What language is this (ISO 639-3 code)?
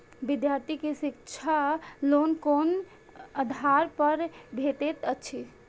mai